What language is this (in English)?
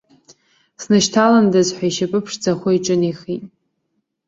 Abkhazian